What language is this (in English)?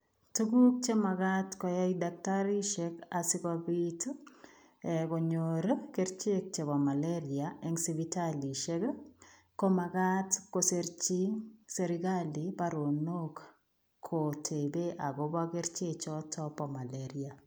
Kalenjin